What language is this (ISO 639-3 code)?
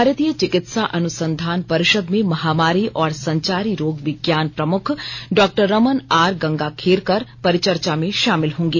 hin